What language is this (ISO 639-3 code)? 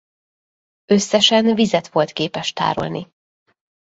hun